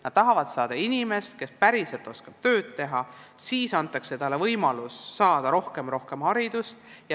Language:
Estonian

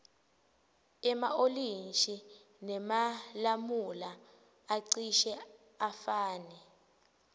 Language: Swati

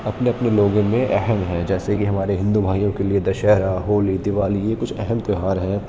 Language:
Urdu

